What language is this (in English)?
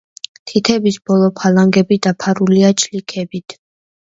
Georgian